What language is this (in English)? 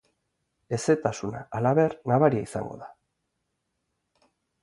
Basque